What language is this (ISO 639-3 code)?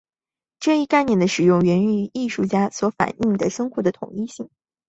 zho